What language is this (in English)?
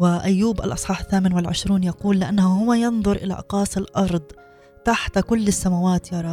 Arabic